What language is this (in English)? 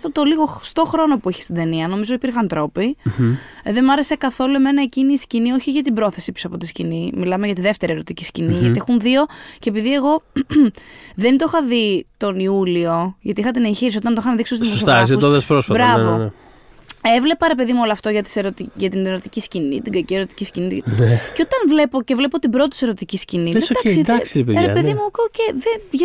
Greek